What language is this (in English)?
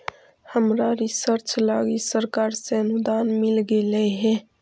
Magahi